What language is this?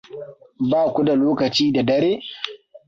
Hausa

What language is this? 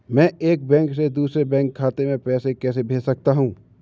Hindi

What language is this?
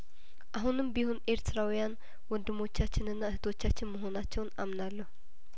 Amharic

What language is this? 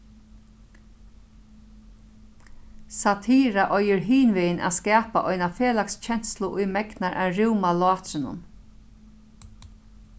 Faroese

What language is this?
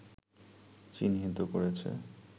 Bangla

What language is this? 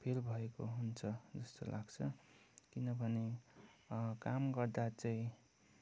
Nepali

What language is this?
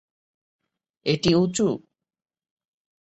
Bangla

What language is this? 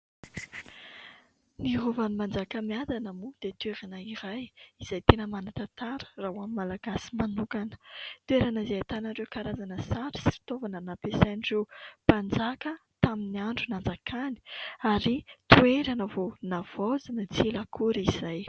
Malagasy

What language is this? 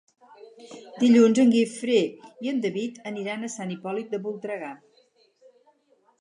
Catalan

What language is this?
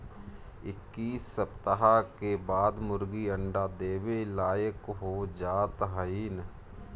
Bhojpuri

